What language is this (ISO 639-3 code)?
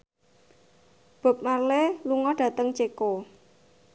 jav